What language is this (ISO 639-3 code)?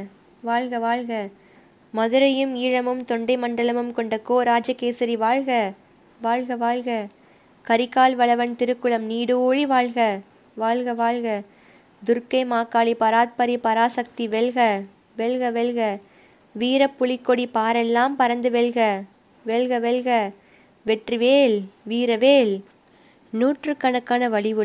tam